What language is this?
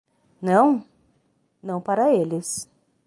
Portuguese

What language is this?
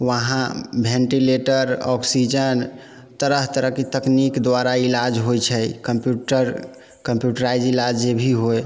Maithili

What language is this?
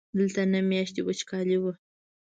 Pashto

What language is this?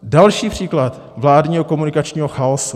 Czech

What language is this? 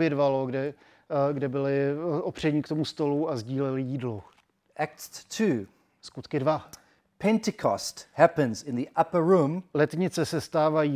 Czech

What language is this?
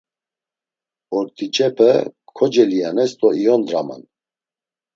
Laz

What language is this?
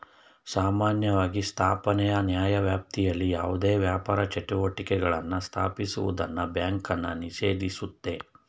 Kannada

